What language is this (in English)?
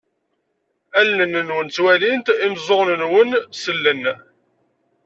Kabyle